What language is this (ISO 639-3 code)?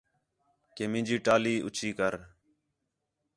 xhe